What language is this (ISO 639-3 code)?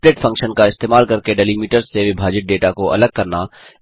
hin